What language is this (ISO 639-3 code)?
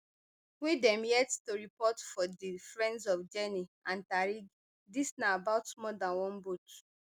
pcm